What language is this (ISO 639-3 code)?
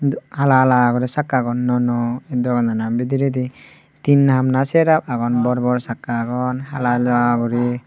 ccp